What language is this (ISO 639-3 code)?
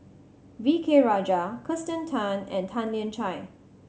eng